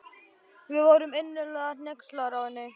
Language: Icelandic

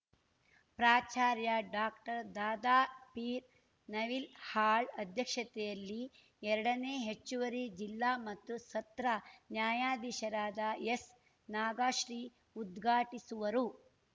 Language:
Kannada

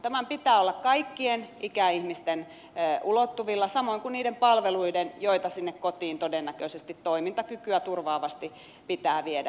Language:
Finnish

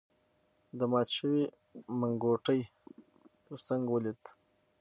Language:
Pashto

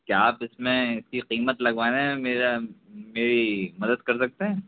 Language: Urdu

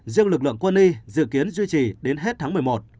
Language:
Vietnamese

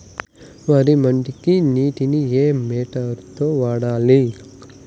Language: Telugu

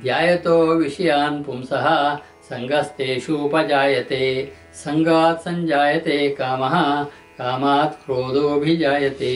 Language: Kannada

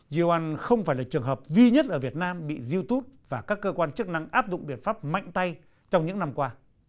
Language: Vietnamese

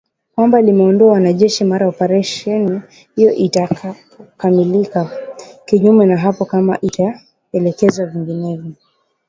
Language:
Swahili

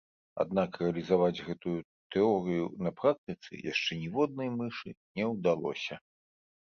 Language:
Belarusian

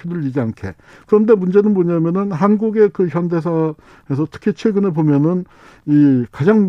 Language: Korean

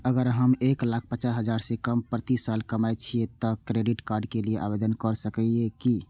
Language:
Maithili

